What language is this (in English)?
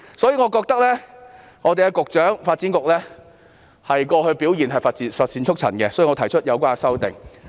Cantonese